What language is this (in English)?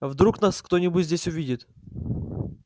Russian